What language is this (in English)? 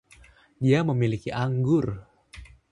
Indonesian